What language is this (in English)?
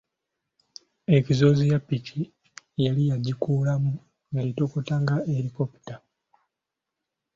Ganda